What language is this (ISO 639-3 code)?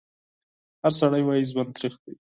pus